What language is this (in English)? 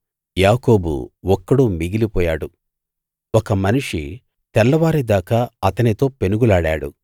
Telugu